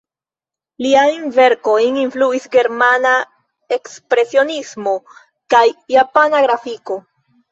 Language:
Esperanto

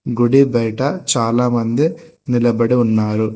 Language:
Telugu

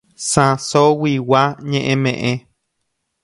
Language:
Guarani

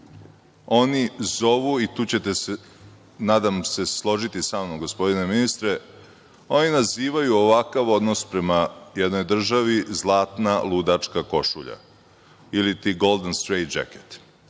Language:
Serbian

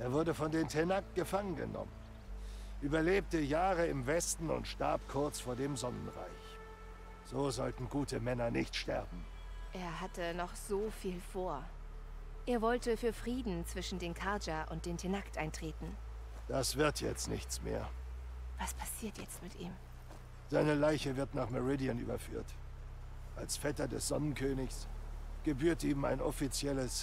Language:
German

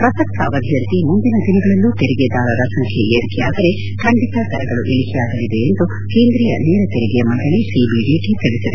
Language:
Kannada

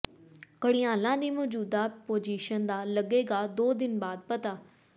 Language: Punjabi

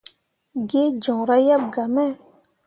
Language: Mundang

